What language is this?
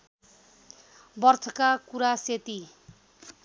Nepali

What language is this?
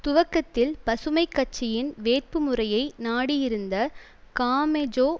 Tamil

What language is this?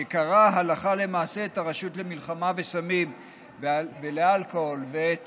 Hebrew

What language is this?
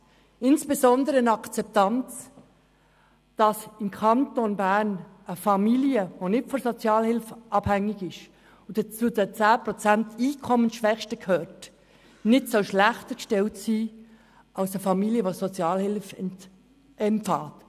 Swiss German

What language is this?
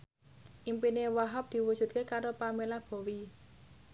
Javanese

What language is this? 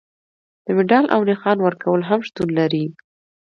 Pashto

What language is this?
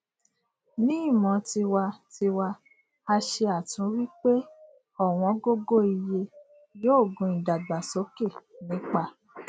Yoruba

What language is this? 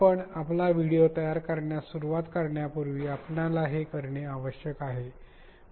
Marathi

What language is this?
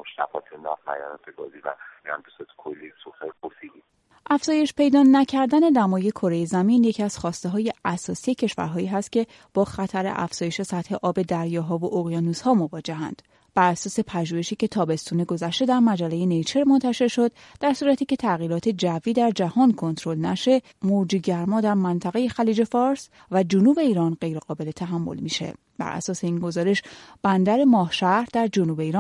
Persian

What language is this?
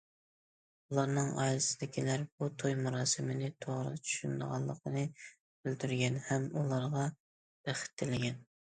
Uyghur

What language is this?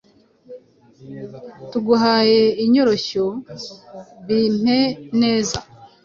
Kinyarwanda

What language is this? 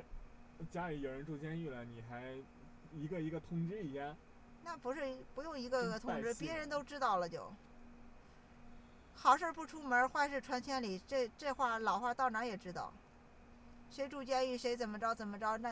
Chinese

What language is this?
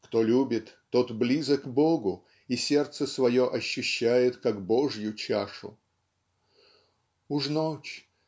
Russian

